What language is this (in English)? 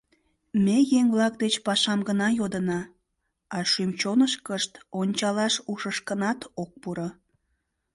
Mari